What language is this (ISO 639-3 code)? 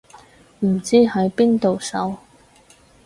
yue